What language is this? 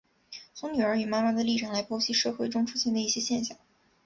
Chinese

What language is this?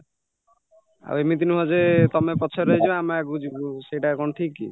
Odia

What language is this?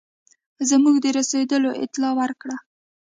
Pashto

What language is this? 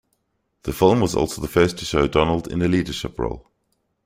English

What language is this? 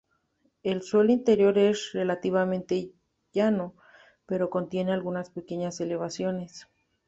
Spanish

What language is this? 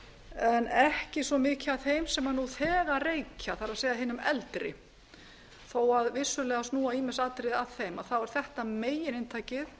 Icelandic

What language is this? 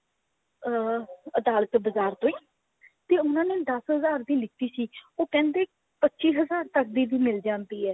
Punjabi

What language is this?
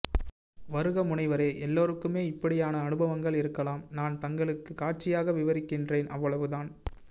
Tamil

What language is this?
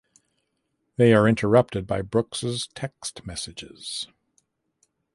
English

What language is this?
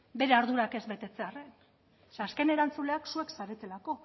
Basque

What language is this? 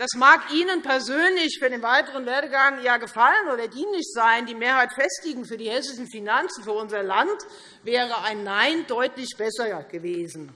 German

